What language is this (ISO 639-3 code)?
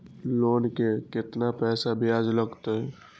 mai